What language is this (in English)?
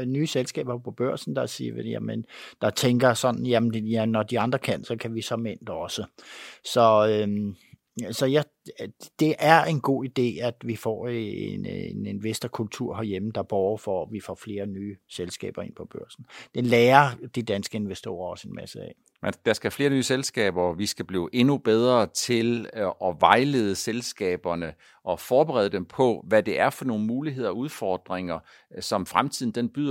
Danish